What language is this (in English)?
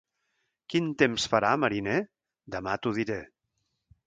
Catalan